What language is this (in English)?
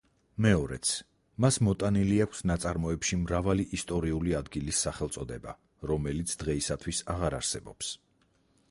Georgian